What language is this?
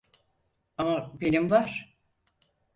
Turkish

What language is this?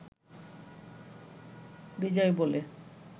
Bangla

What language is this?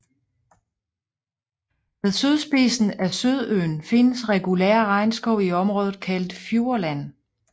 Danish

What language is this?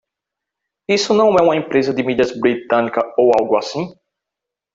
Portuguese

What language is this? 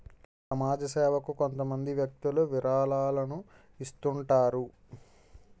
Telugu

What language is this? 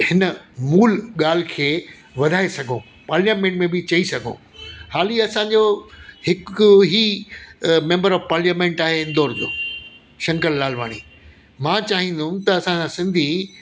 Sindhi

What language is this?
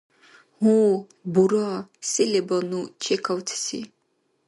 Dargwa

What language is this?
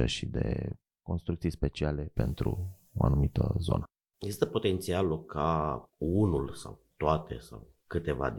Romanian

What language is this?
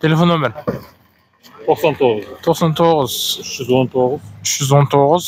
Turkish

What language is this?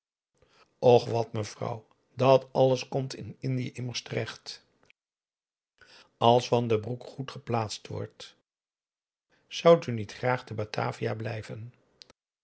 Dutch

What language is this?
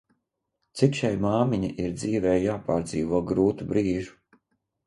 Latvian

